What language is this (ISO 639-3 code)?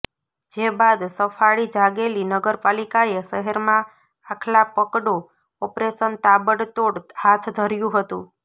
guj